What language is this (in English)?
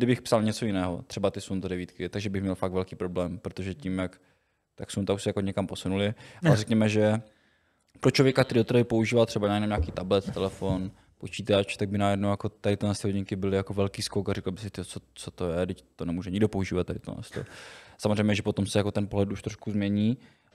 Czech